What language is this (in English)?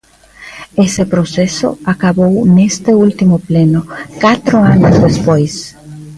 Galician